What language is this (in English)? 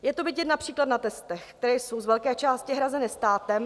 Czech